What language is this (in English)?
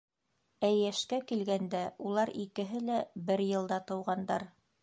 Bashkir